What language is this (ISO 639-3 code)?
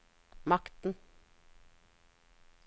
nor